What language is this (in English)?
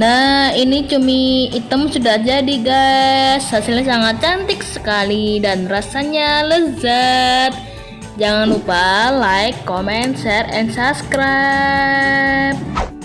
Indonesian